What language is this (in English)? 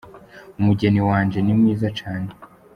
Kinyarwanda